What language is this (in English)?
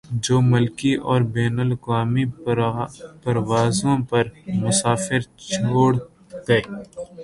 Urdu